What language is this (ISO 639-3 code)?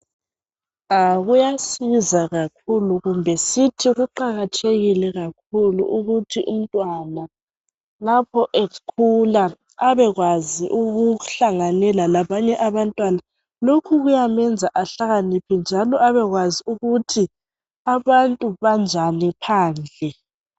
nde